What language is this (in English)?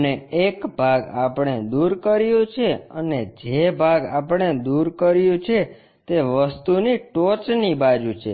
Gujarati